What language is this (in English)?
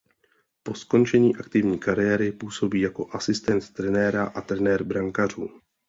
Czech